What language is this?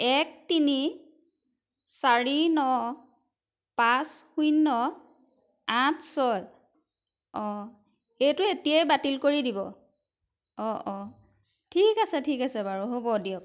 Assamese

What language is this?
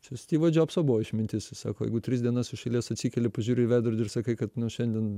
Lithuanian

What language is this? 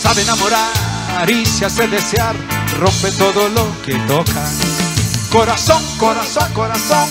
Spanish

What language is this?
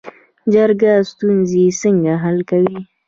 Pashto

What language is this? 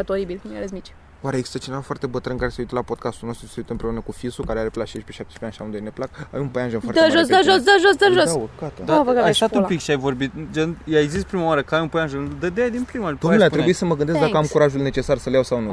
Romanian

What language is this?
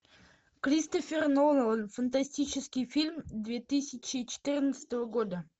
Russian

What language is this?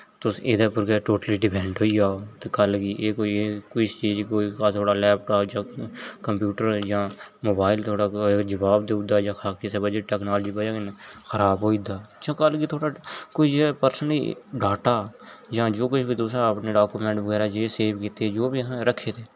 Dogri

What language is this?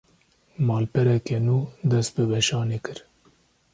Kurdish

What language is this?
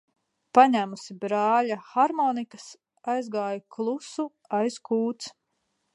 Latvian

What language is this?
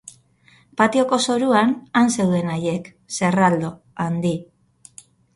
Basque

